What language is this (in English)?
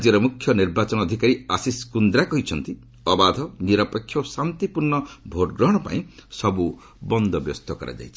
Odia